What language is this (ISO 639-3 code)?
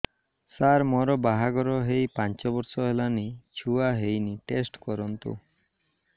ori